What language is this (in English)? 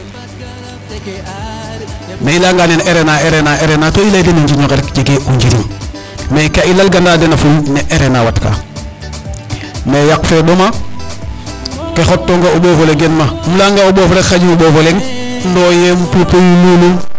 Serer